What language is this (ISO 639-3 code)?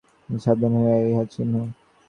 ben